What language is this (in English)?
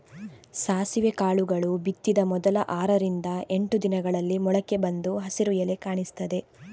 Kannada